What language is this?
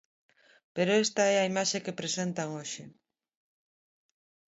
Galician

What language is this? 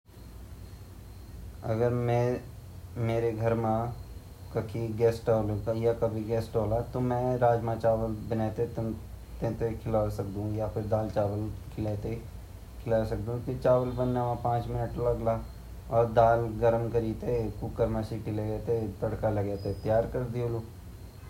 Garhwali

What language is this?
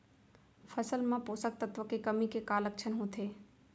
Chhattisgarhi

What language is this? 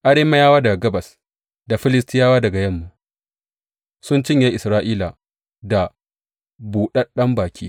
Hausa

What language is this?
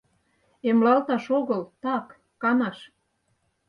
Mari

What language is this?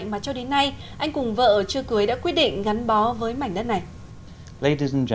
Vietnamese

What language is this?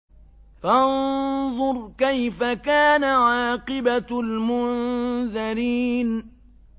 Arabic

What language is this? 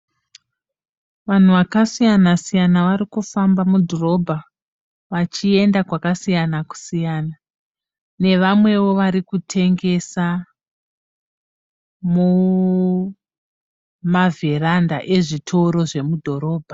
Shona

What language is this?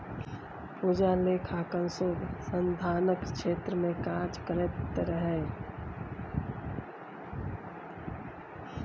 Maithili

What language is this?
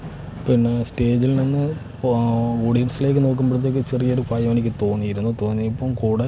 Malayalam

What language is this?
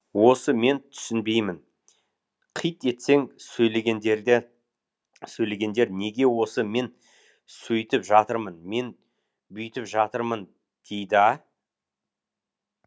Kazakh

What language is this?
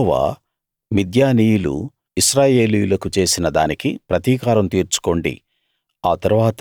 Telugu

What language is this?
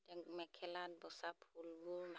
Assamese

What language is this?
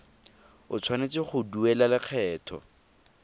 Tswana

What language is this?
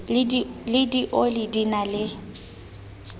Southern Sotho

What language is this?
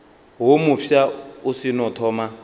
Northern Sotho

